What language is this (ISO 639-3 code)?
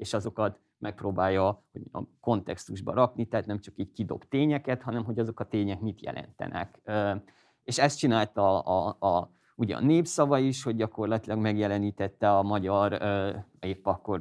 hun